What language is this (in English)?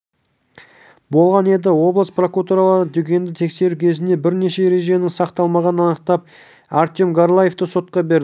Kazakh